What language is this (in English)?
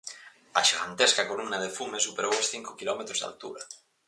Galician